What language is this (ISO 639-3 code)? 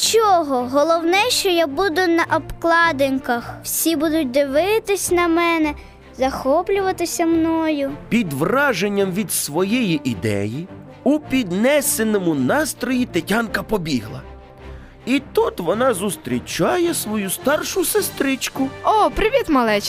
ukr